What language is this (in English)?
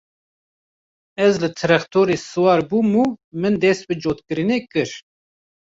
Kurdish